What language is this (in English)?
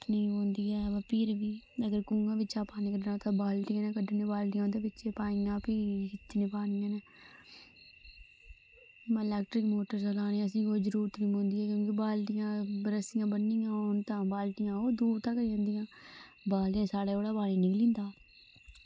Dogri